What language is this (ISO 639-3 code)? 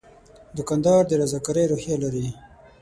pus